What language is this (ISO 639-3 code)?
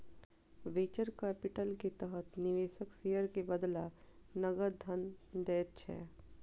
mai